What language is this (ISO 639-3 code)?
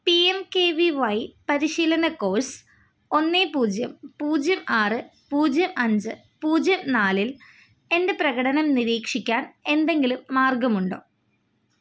mal